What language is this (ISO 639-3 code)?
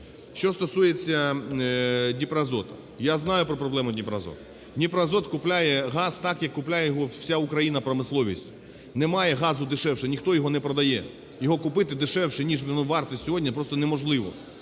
ukr